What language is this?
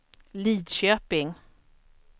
Swedish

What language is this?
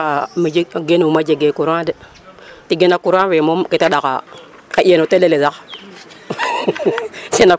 Serer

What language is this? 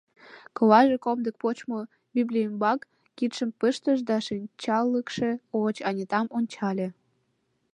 Mari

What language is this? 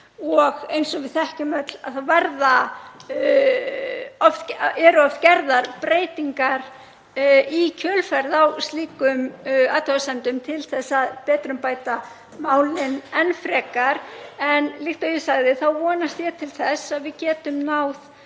Icelandic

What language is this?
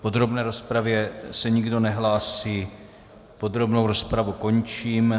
Czech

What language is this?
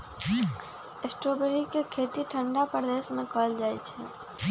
Magahi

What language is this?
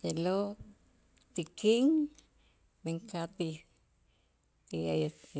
Itzá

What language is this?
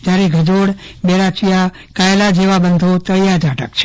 Gujarati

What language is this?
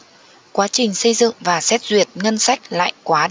Vietnamese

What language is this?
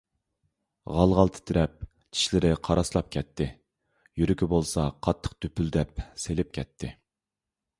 Uyghur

